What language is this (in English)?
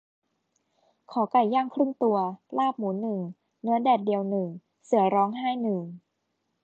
Thai